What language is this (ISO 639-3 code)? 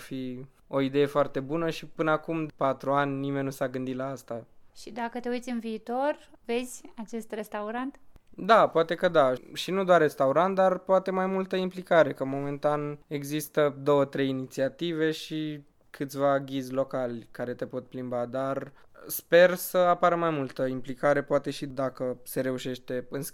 ron